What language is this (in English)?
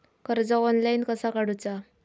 Marathi